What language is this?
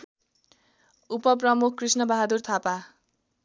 Nepali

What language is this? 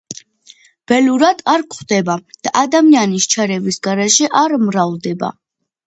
Georgian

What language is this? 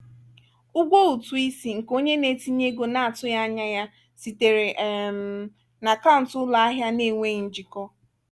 Igbo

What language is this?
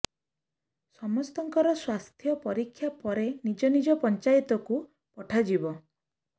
Odia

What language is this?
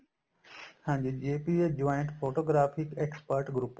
Punjabi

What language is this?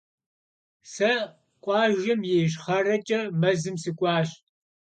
Kabardian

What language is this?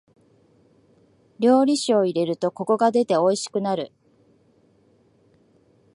Japanese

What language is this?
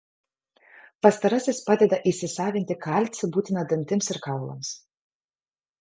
Lithuanian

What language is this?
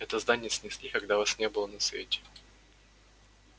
Russian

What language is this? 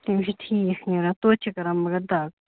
Kashmiri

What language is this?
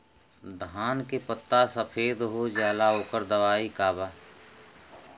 Bhojpuri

